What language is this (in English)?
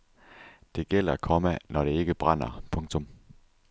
Danish